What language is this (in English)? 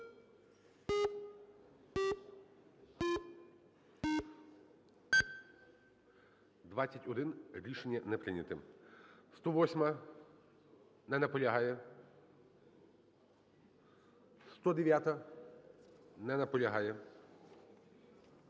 Ukrainian